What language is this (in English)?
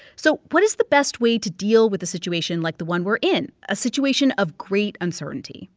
English